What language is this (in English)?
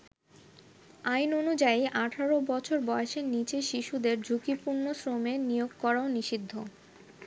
Bangla